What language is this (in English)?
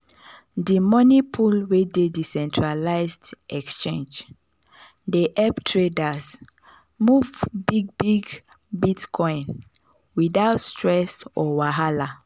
Nigerian Pidgin